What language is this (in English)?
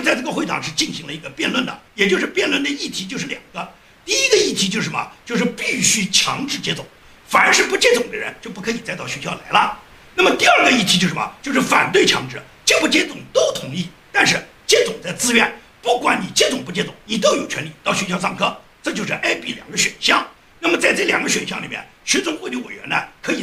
Chinese